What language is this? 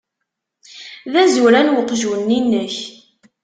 Kabyle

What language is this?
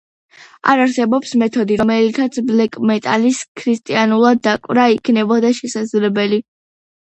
Georgian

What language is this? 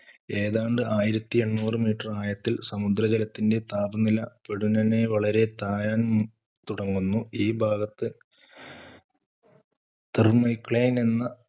Malayalam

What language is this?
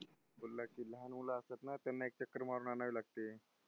Marathi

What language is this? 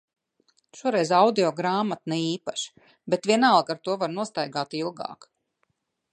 Latvian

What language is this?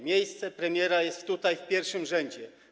Polish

